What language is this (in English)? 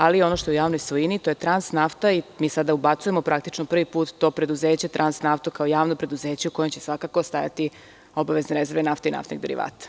Serbian